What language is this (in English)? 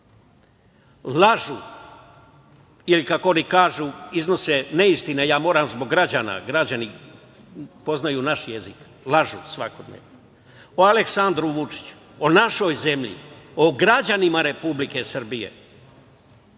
Serbian